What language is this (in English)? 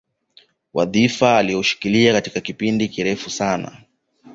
Swahili